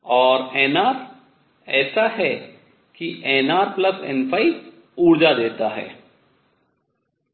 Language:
Hindi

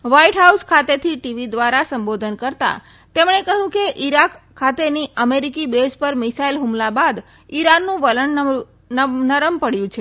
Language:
Gujarati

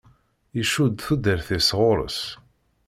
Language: Kabyle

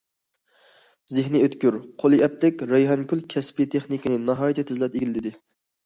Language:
Uyghur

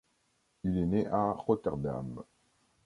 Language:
French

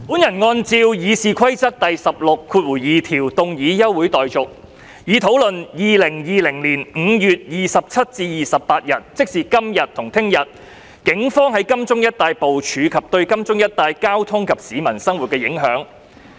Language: Cantonese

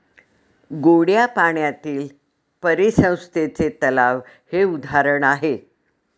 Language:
Marathi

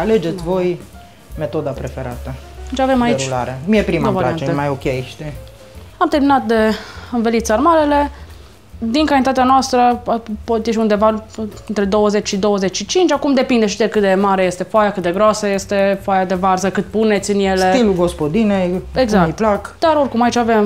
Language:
Romanian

